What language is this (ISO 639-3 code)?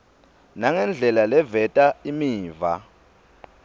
ssw